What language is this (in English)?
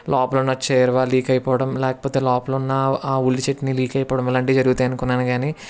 Telugu